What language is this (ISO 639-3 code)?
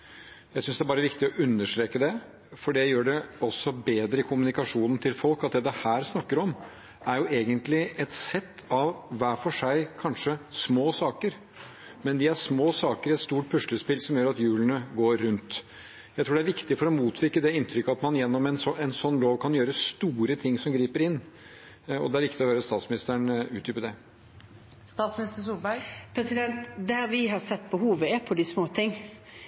nob